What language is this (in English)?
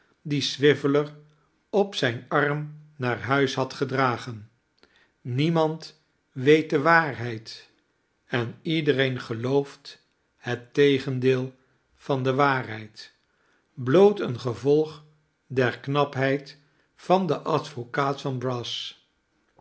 Dutch